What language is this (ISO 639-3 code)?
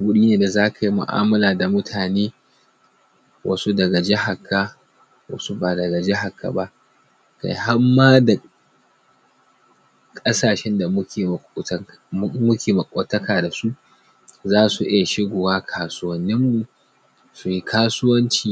hau